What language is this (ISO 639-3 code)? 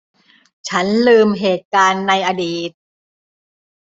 tha